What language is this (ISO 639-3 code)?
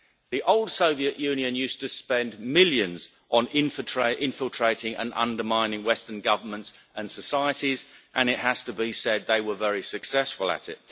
eng